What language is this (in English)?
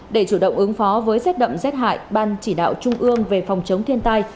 Vietnamese